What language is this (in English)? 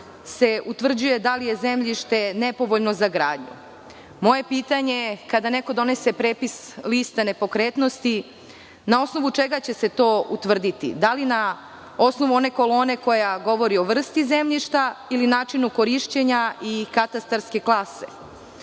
Serbian